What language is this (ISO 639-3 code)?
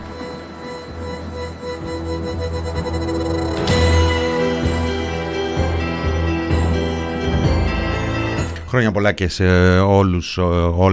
ell